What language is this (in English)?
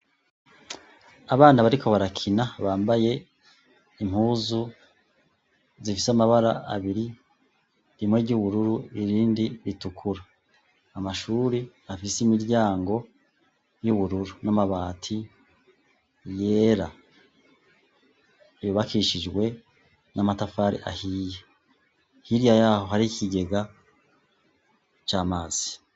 Rundi